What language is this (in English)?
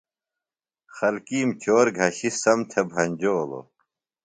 Phalura